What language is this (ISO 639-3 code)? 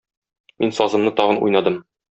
tat